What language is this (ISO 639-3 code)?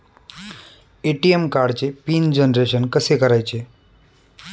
mar